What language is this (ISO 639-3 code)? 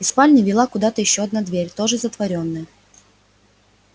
rus